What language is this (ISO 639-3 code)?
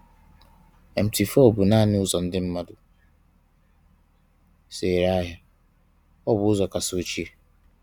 ibo